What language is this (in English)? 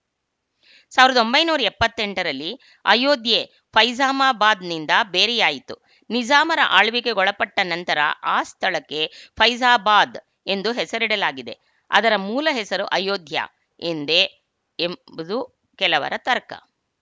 Kannada